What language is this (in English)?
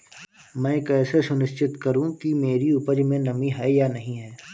Hindi